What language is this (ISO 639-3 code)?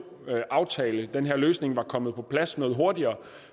dan